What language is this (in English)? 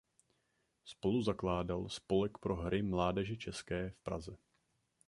Czech